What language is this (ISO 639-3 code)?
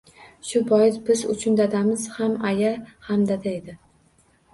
uzb